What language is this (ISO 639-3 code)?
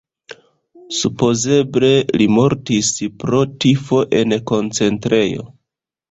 epo